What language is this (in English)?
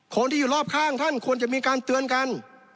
Thai